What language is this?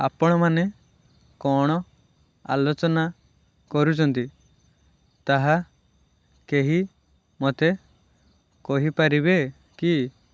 Odia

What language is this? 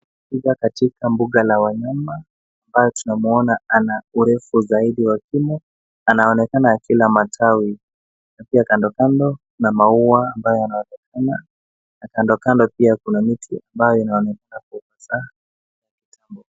Swahili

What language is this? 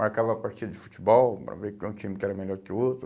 Portuguese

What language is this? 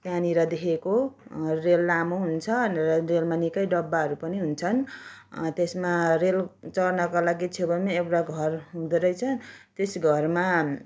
Nepali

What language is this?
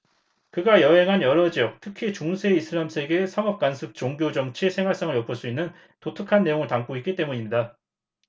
Korean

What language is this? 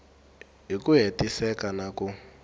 Tsonga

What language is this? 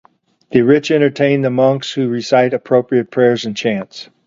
English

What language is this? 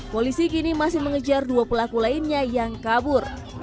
Indonesian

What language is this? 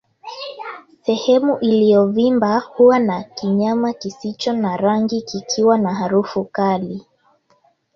Swahili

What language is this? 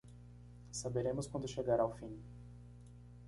Portuguese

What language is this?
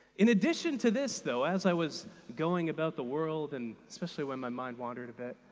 English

